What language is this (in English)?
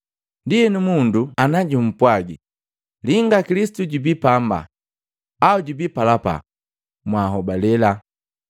Matengo